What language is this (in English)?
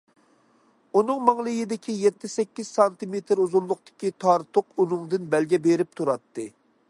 Uyghur